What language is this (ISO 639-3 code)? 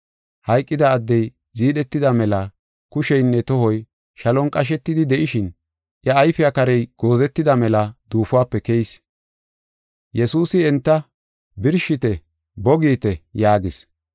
gof